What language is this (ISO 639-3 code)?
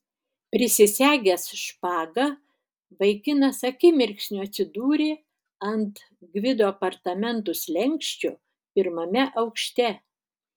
lit